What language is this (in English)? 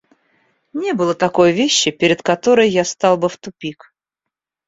Russian